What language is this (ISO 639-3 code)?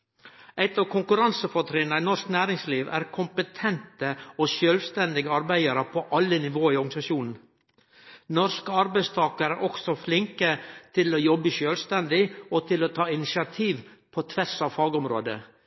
nno